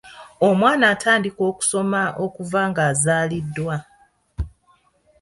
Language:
Ganda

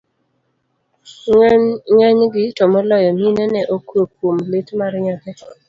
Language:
Luo (Kenya and Tanzania)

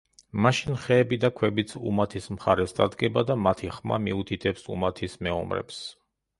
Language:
Georgian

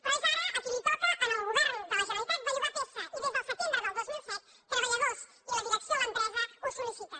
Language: Catalan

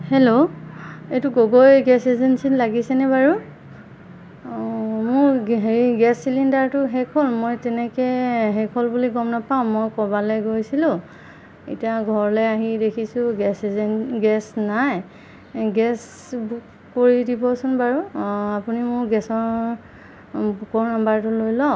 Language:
Assamese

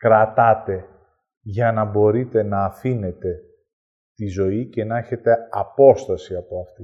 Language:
Greek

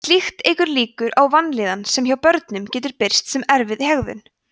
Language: Icelandic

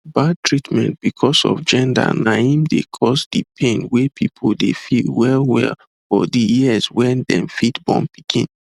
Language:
Nigerian Pidgin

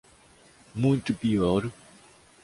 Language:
Portuguese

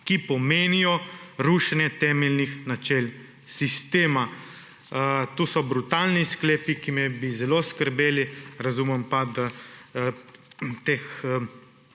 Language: Slovenian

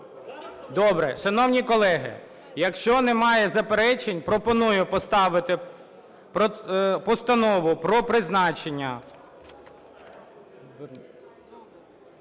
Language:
Ukrainian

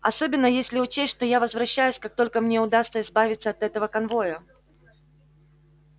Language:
Russian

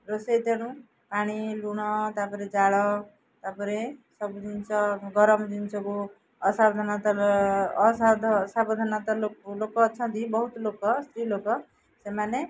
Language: Odia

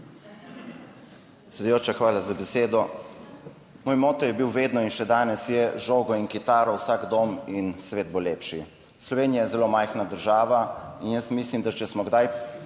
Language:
Slovenian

